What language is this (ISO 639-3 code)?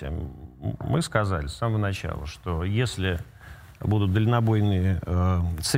rus